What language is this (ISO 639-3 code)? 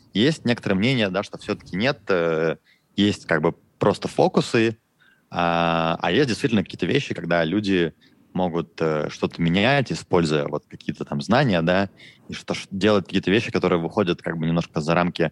rus